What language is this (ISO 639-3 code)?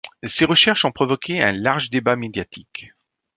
fra